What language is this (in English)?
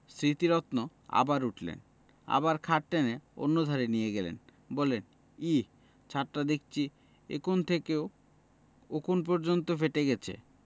Bangla